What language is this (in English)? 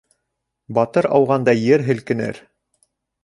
Bashkir